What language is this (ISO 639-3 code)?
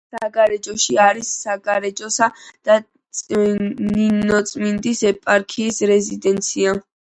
kat